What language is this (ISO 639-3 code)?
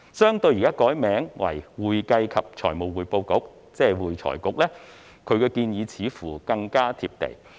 yue